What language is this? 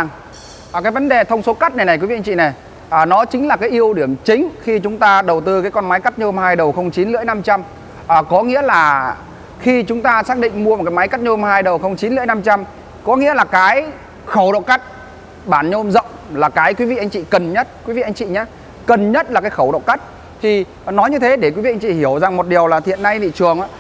Vietnamese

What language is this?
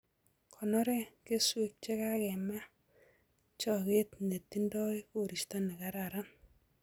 Kalenjin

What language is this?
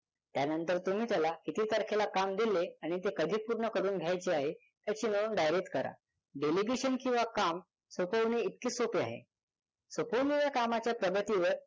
Marathi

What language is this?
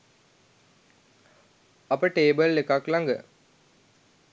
Sinhala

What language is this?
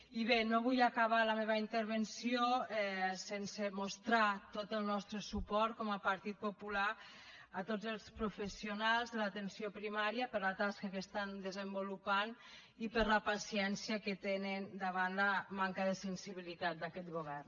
Catalan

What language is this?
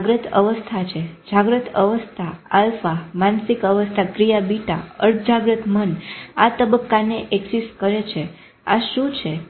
Gujarati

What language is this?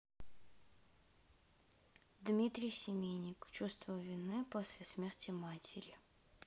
Russian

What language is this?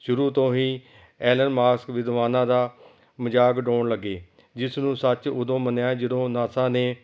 Punjabi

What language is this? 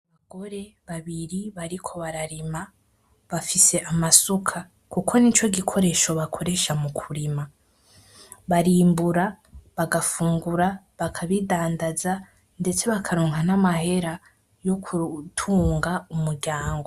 Rundi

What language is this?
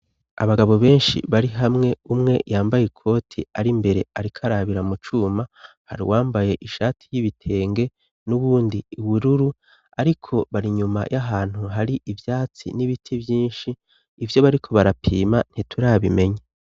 Rundi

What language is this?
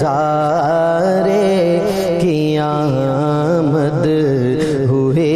Urdu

